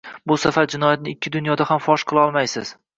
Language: Uzbek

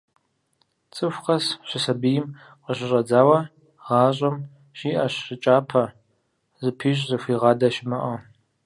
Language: Kabardian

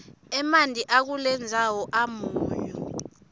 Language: Swati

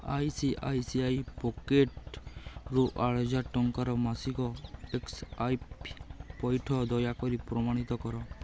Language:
Odia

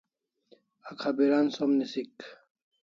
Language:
Kalasha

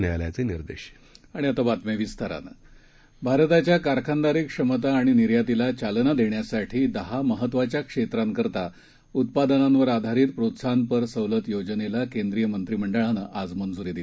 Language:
Marathi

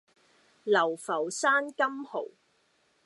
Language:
Cantonese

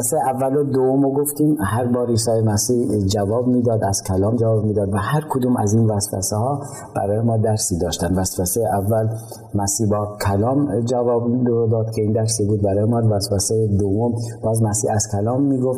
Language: Persian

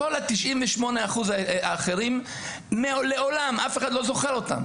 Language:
Hebrew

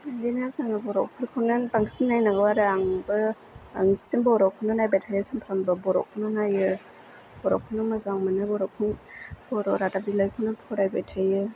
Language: Bodo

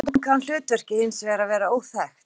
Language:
Icelandic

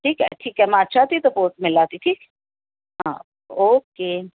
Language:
Sindhi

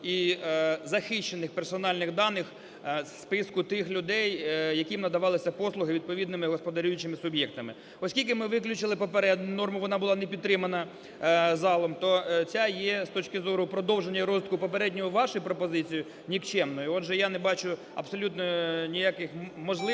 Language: Ukrainian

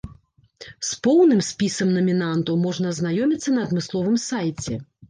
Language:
Belarusian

